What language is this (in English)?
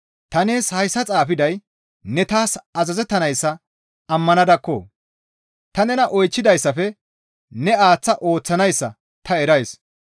Gamo